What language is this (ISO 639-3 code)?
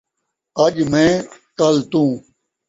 skr